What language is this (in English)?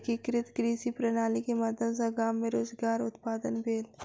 Maithili